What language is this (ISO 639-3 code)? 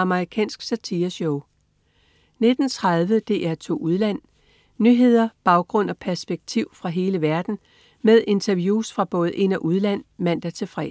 dan